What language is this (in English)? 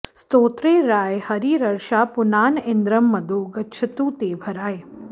Sanskrit